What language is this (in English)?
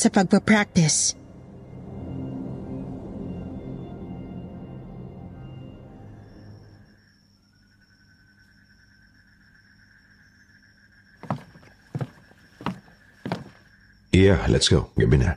Filipino